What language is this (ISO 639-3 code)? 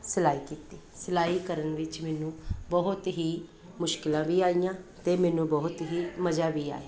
pan